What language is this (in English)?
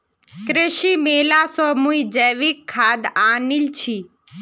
Magahi